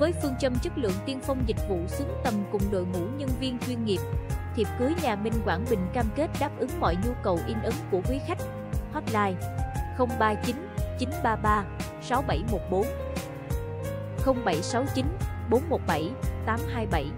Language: Vietnamese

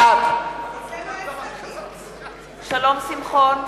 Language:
Hebrew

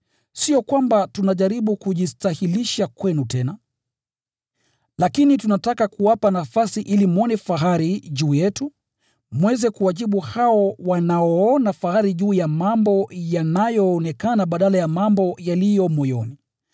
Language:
Swahili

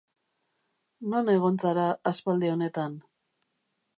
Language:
Basque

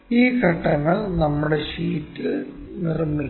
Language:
Malayalam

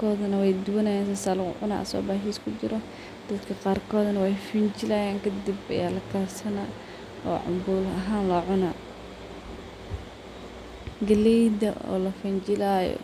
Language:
Somali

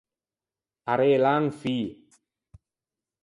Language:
Ligurian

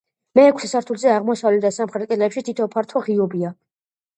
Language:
Georgian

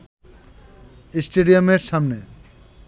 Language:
Bangla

